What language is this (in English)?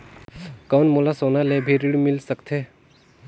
Chhattisgarhi